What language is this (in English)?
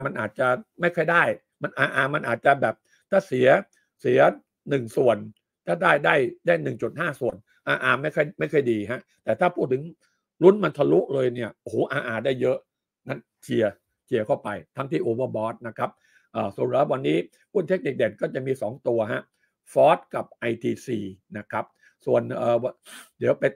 Thai